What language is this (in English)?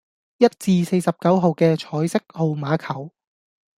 Cantonese